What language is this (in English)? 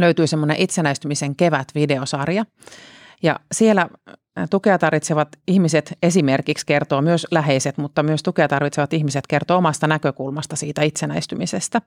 Finnish